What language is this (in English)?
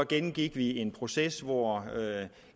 Danish